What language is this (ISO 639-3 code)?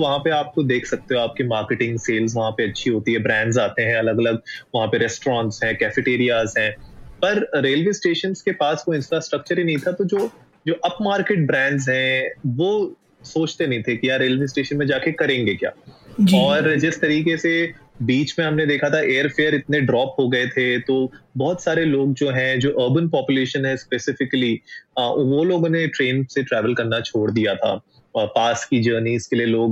hin